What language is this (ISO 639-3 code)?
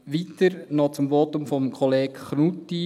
gsw